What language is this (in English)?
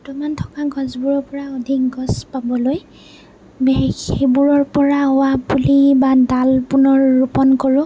Assamese